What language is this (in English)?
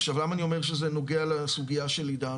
Hebrew